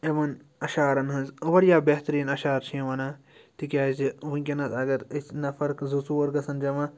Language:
Kashmiri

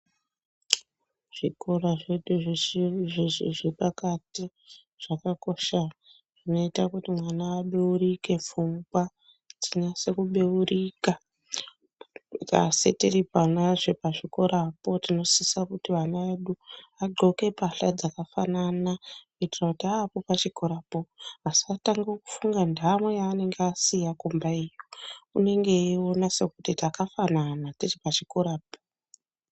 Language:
Ndau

